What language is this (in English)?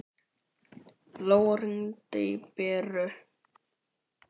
Icelandic